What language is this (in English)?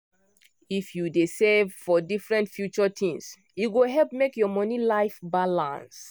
Nigerian Pidgin